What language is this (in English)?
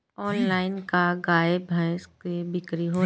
Bhojpuri